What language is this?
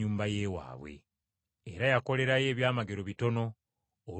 Ganda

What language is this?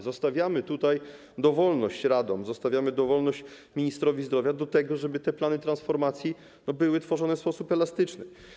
Polish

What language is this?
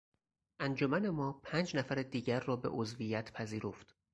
Persian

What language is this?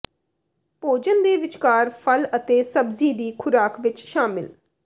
Punjabi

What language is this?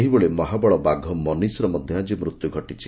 Odia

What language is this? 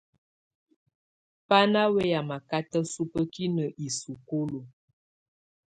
Tunen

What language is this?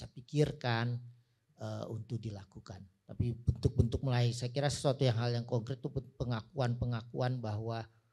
Indonesian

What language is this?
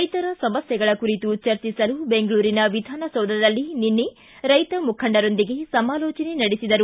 Kannada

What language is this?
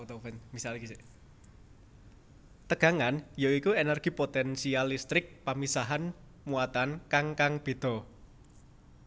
Javanese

